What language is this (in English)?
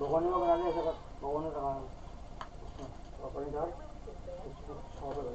Hindi